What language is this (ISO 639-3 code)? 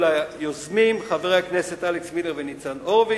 heb